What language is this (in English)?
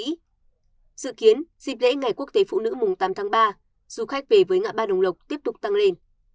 Vietnamese